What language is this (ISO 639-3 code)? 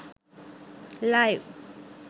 sin